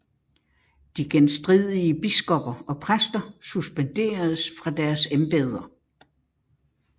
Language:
Danish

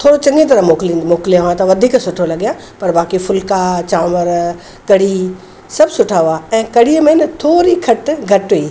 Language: Sindhi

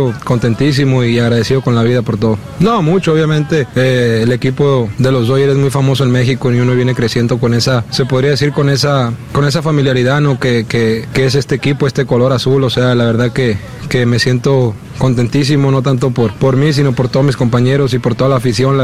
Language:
Spanish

